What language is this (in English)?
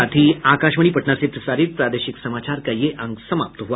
Hindi